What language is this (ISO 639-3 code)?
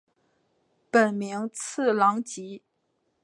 zho